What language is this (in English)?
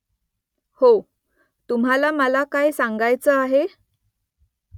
Marathi